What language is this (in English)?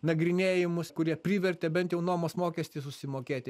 Lithuanian